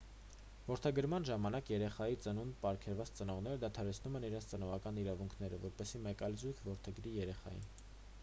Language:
Armenian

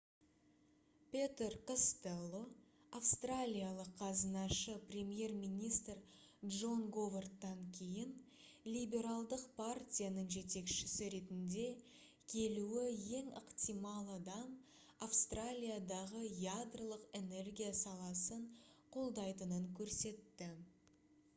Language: Kazakh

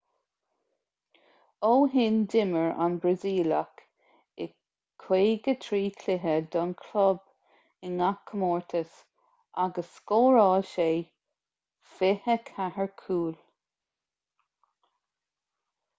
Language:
Irish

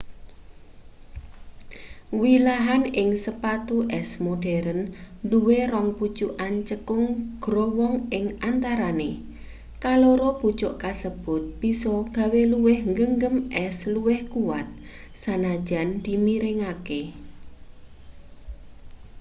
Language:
Javanese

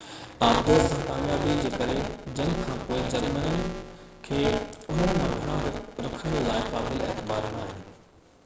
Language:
Sindhi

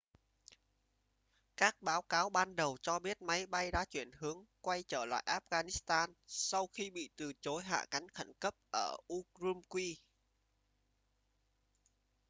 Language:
Vietnamese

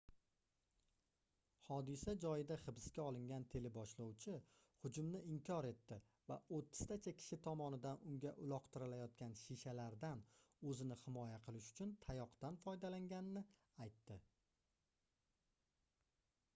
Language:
Uzbek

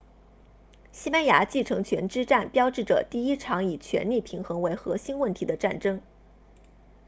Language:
Chinese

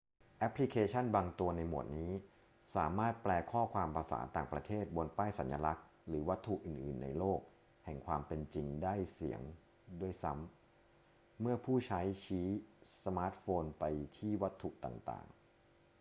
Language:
Thai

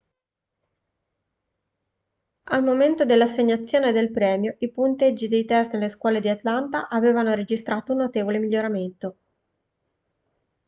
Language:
Italian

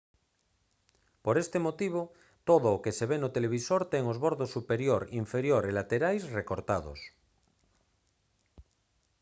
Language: Galician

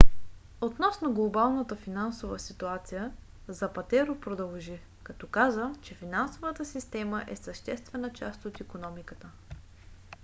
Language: Bulgarian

